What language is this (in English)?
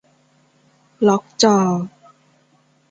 Thai